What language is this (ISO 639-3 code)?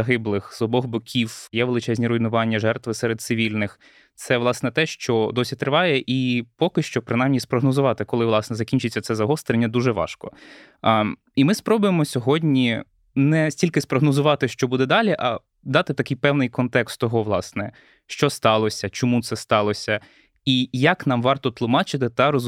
ukr